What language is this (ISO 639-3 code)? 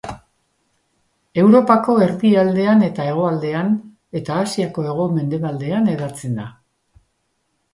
eus